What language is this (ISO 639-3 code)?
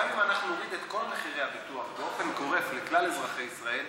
heb